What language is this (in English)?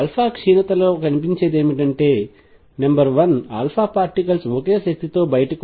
Telugu